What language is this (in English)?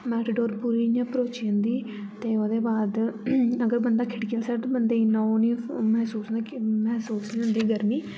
Dogri